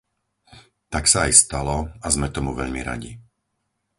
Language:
Slovak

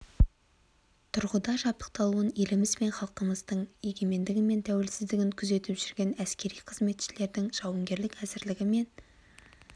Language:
Kazakh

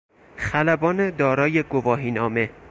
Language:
Persian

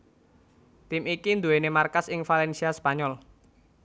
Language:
Javanese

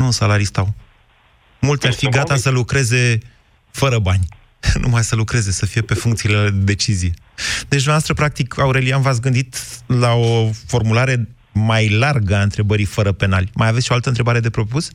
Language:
Romanian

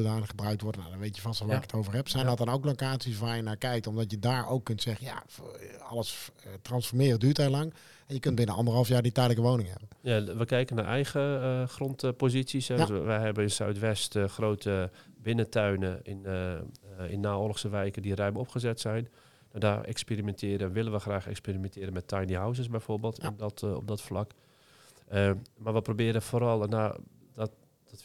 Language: Dutch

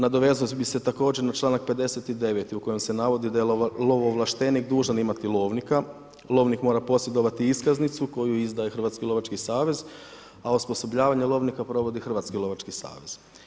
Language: Croatian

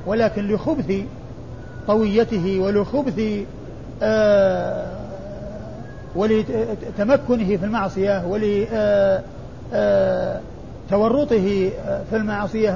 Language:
Arabic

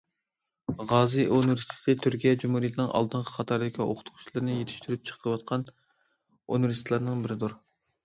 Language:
Uyghur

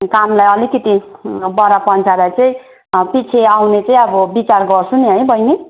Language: Nepali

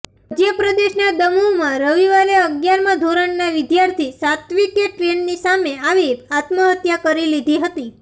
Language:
Gujarati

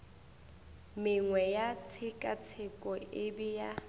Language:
Northern Sotho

